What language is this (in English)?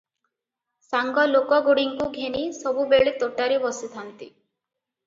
Odia